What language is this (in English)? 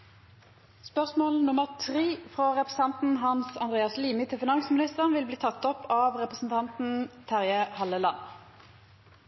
Norwegian Nynorsk